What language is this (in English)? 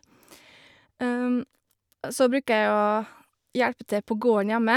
Norwegian